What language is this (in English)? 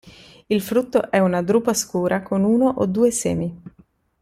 Italian